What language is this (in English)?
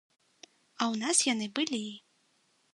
Belarusian